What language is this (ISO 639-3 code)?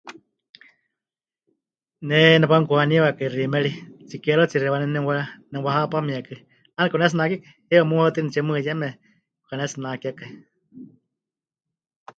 hch